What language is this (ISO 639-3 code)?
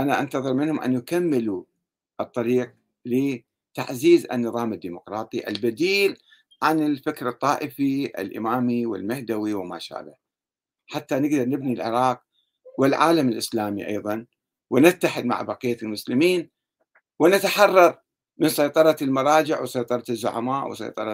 ara